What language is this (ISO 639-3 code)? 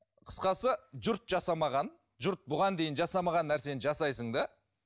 kaz